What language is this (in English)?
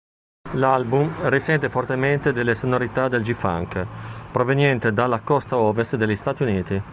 Italian